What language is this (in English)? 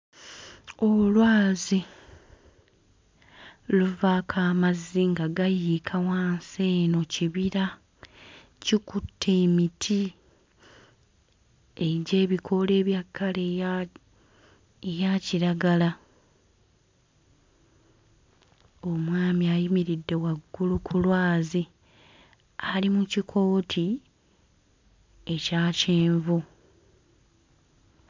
Ganda